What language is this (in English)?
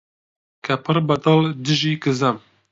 Central Kurdish